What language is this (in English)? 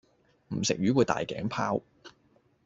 Cantonese